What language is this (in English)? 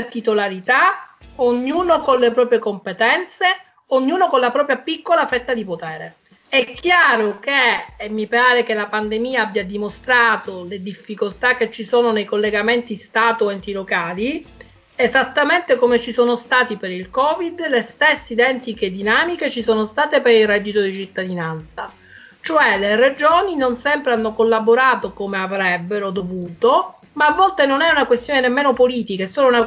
Italian